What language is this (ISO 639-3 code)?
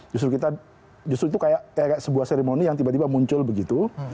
ind